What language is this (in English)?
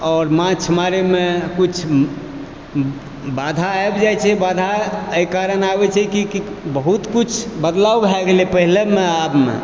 Maithili